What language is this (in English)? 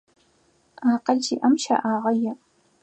Adyghe